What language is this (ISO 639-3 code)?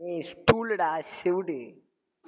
tam